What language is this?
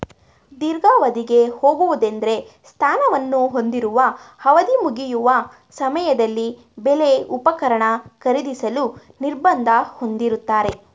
Kannada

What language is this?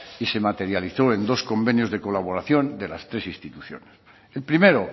Spanish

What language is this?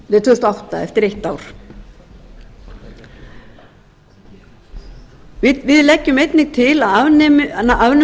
Icelandic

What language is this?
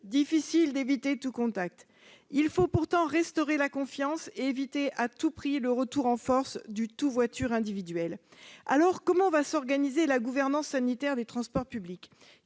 French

